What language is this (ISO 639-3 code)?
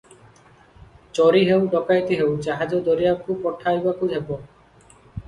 ori